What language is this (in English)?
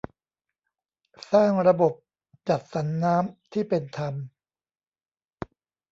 Thai